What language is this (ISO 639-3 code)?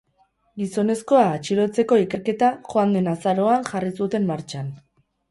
eus